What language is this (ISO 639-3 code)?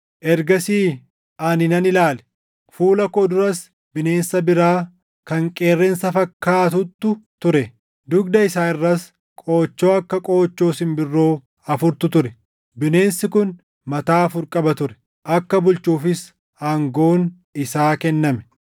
orm